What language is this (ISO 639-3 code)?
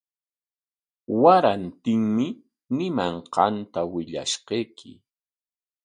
qwa